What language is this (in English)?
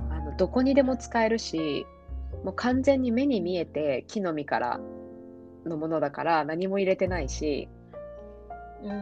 Japanese